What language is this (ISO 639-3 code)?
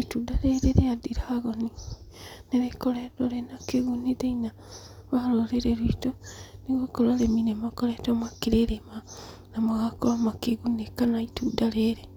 kik